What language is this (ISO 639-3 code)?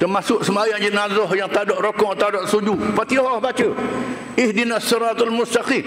msa